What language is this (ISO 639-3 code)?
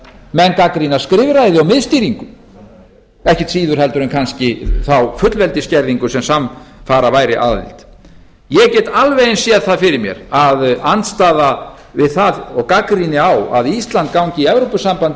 isl